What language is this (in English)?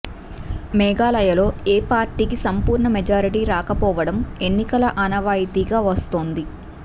Telugu